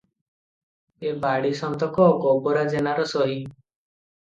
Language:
Odia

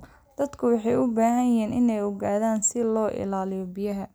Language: Somali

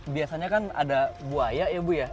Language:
Indonesian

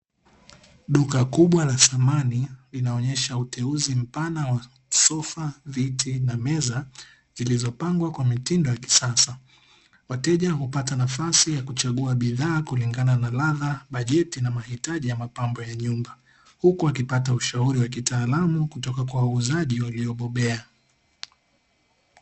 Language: Swahili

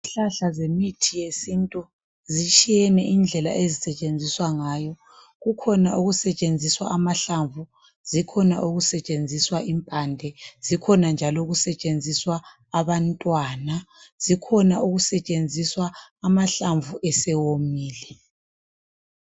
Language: North Ndebele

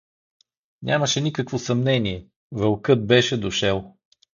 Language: Bulgarian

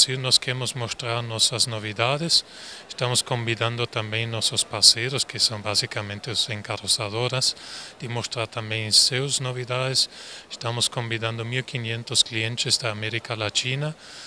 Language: Portuguese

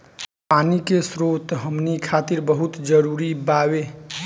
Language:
Bhojpuri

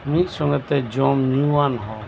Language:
Santali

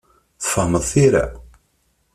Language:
Kabyle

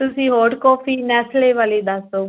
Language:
Punjabi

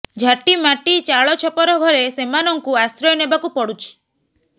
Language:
Odia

